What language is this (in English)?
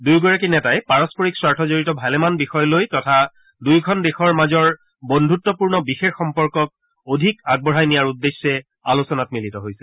Assamese